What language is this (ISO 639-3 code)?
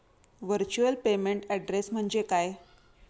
mar